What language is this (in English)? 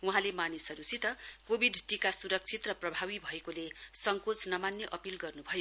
Nepali